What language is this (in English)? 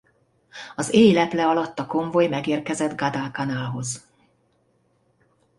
Hungarian